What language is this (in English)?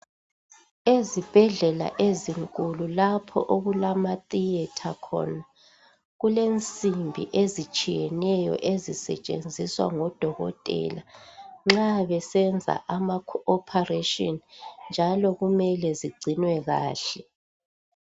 North Ndebele